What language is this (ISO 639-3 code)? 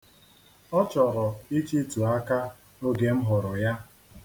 ibo